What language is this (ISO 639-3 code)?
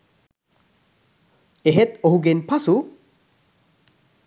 sin